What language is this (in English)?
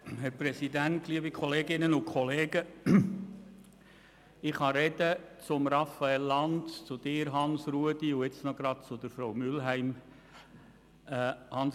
Swiss German